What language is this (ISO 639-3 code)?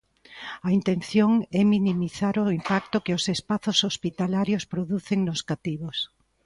glg